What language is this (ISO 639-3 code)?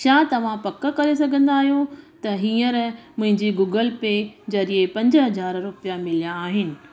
snd